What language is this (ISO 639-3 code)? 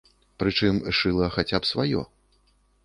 bel